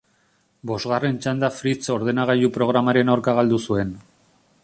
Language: Basque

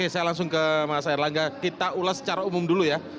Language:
Indonesian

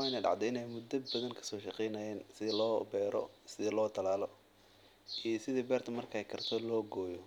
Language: Somali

